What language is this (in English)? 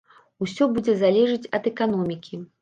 Belarusian